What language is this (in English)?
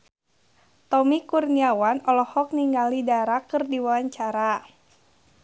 Sundanese